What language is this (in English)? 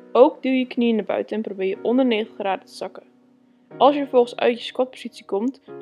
Dutch